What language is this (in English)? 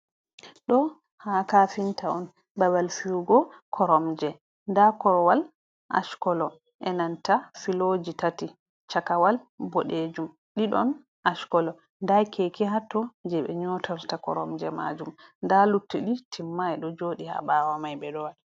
Fula